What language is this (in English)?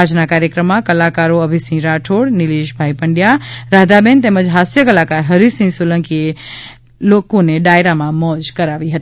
Gujarati